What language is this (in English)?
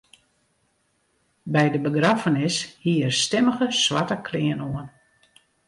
Western Frisian